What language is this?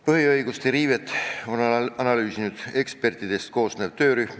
Estonian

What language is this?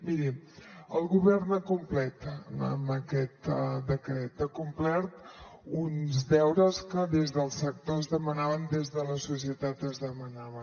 Catalan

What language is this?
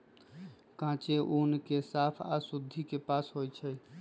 Magahi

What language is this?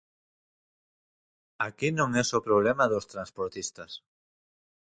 Galician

